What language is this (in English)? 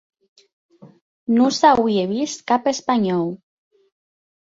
Occitan